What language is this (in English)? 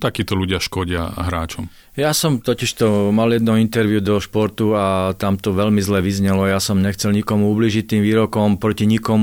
Slovak